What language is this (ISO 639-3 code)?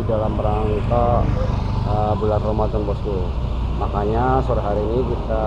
ind